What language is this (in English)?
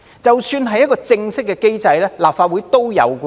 Cantonese